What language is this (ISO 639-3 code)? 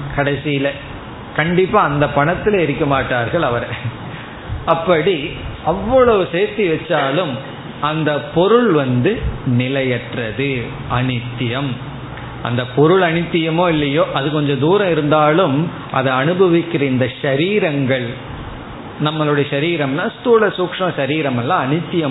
tam